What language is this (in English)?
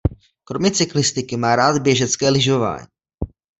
Czech